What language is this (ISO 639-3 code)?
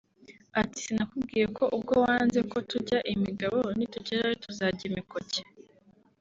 kin